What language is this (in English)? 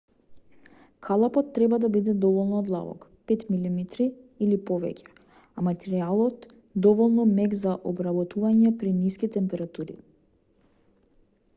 Macedonian